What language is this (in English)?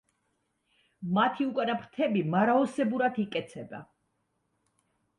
Georgian